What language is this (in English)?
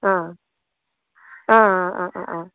Konkani